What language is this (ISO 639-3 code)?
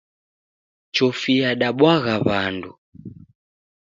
dav